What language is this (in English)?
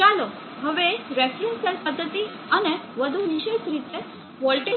Gujarati